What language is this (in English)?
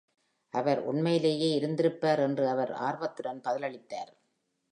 Tamil